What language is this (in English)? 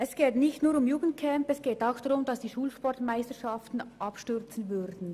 Swiss German